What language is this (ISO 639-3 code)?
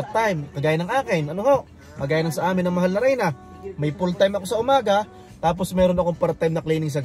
fil